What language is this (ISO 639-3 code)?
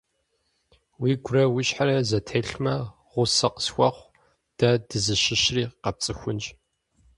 kbd